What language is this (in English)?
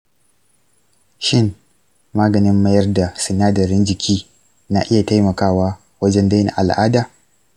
Hausa